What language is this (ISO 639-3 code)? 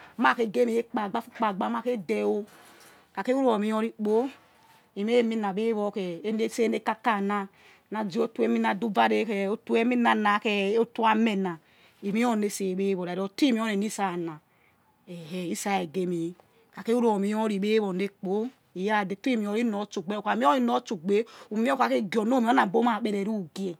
ets